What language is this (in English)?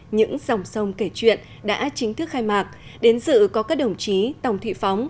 Vietnamese